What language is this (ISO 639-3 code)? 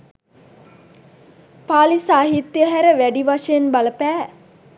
sin